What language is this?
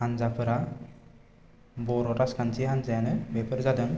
Bodo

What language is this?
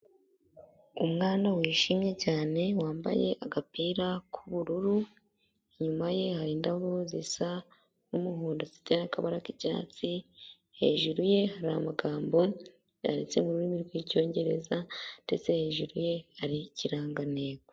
Kinyarwanda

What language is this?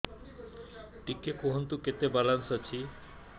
Odia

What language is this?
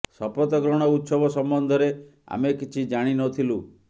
Odia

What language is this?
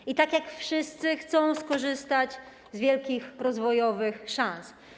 Polish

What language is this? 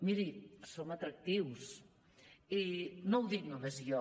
Catalan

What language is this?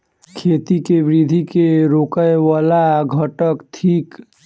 Maithili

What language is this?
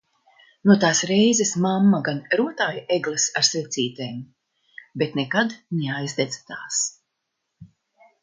Latvian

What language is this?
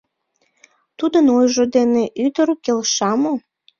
Mari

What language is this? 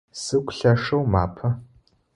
Adyghe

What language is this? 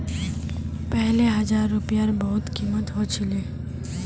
Magahi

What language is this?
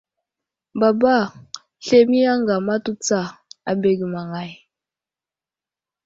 Wuzlam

